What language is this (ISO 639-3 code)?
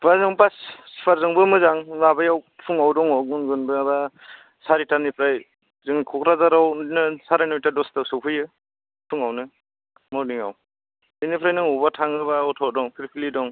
brx